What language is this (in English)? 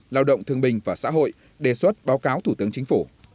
Vietnamese